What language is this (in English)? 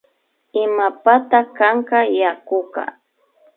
Imbabura Highland Quichua